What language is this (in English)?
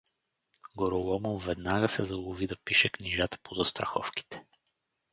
Bulgarian